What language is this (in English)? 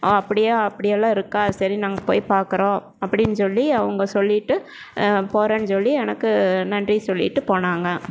Tamil